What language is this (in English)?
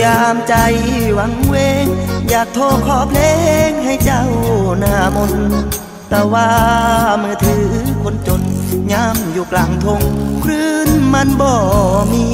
Thai